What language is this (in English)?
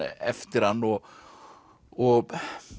Icelandic